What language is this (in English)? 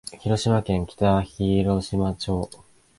Japanese